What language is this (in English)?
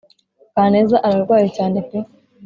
Kinyarwanda